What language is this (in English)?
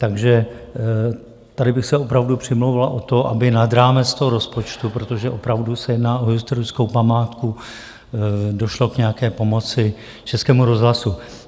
Czech